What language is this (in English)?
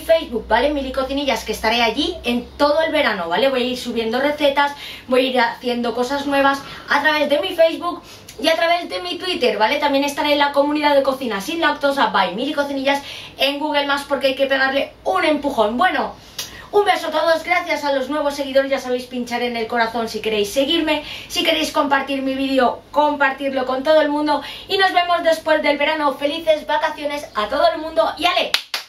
Spanish